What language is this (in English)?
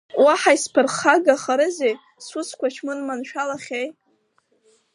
Abkhazian